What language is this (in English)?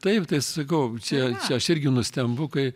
Lithuanian